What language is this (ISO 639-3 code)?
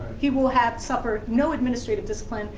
eng